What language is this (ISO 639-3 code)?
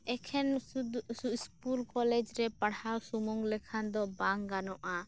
sat